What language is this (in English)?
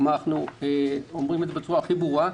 Hebrew